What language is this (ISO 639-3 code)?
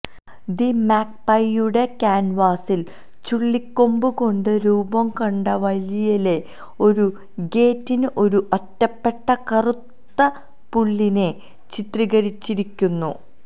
mal